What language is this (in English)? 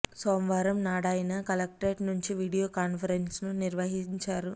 Telugu